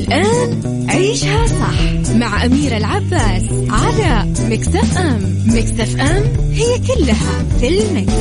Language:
Arabic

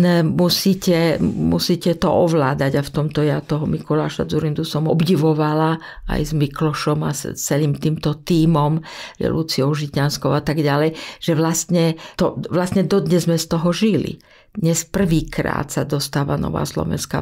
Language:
Slovak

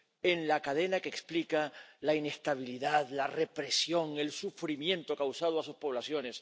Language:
Spanish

